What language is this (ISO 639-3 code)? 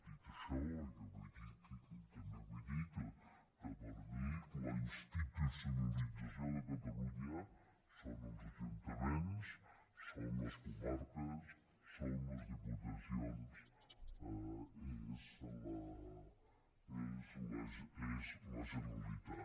cat